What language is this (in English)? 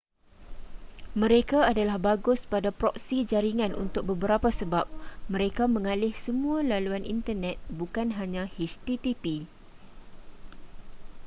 Malay